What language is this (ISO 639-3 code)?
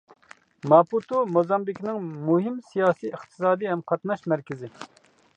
uig